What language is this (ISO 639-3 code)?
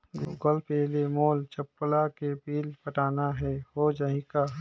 hne